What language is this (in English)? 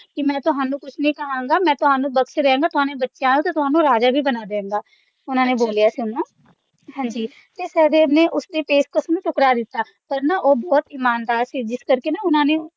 Punjabi